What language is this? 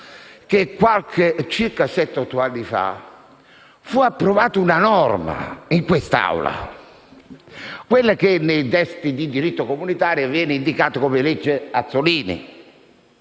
Italian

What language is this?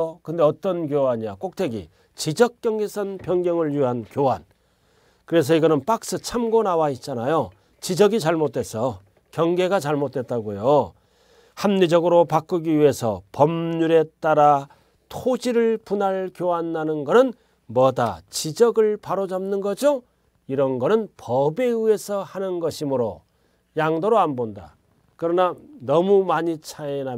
Korean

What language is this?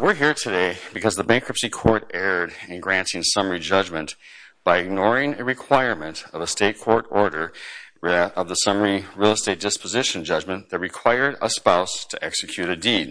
English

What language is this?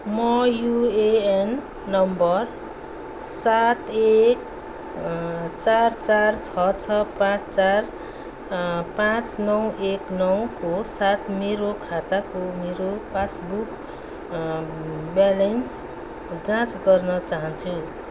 Nepali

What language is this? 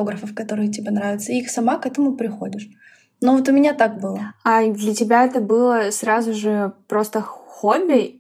Russian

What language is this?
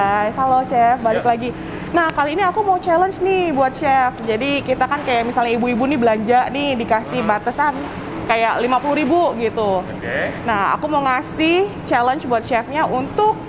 Indonesian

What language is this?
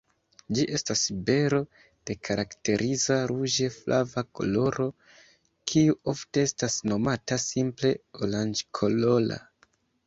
Esperanto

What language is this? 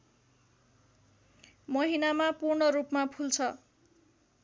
Nepali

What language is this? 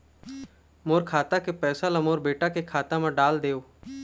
Chhattisgarhi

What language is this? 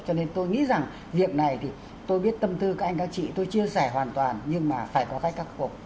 Vietnamese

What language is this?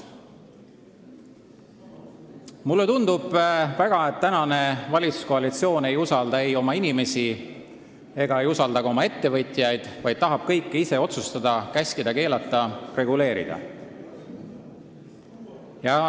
Estonian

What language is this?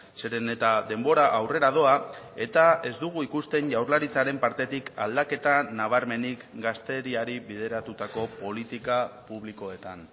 Basque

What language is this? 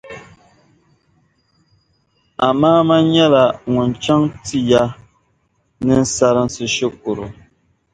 Dagbani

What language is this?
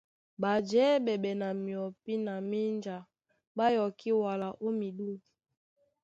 Duala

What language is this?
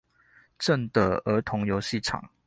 Chinese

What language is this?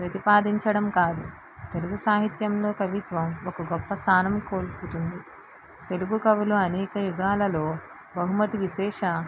Telugu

